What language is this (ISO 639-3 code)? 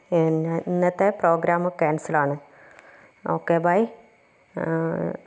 mal